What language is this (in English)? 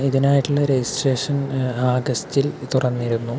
Malayalam